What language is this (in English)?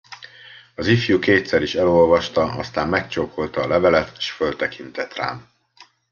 Hungarian